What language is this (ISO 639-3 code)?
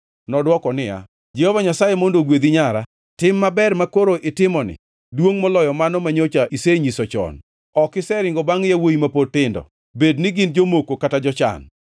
luo